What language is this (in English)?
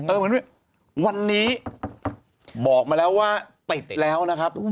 Thai